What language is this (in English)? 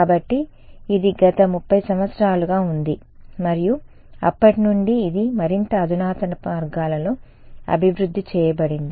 Telugu